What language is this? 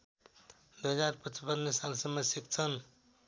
Nepali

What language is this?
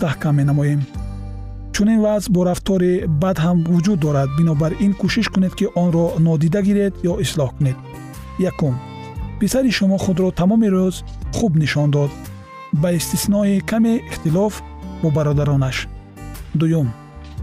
Persian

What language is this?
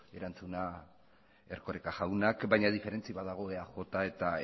Basque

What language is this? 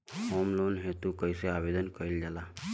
Bhojpuri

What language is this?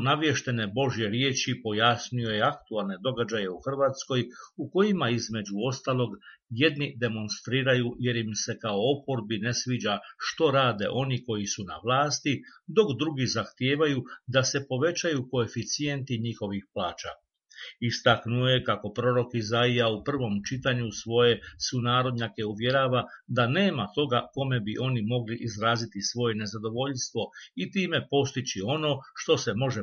Croatian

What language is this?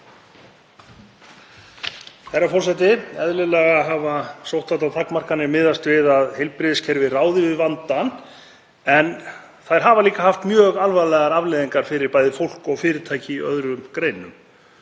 Icelandic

